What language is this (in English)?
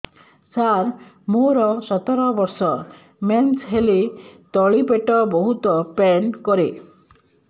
Odia